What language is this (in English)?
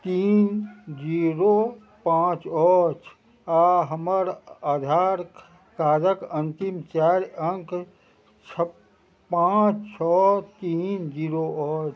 Maithili